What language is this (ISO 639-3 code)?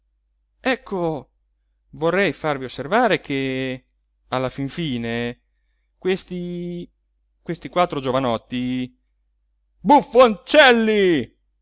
ita